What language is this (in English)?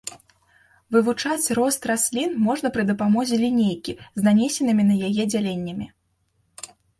Belarusian